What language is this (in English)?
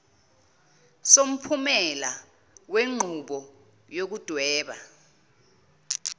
Zulu